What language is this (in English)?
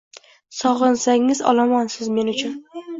Uzbek